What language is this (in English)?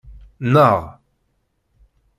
Kabyle